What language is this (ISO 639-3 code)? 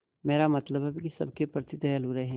hin